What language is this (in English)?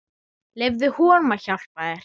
Icelandic